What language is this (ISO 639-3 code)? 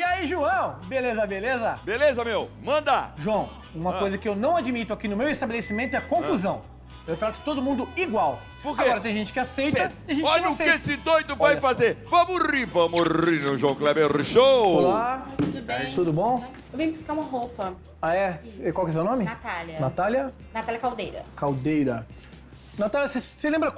por